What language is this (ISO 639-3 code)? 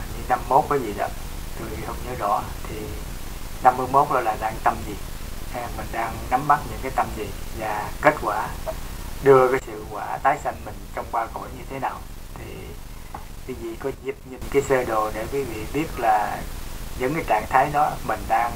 vie